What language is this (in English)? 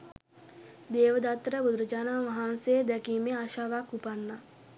Sinhala